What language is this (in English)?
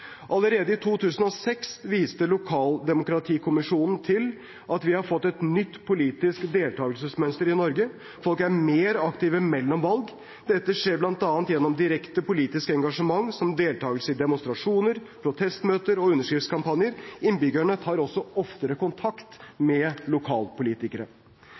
Norwegian Bokmål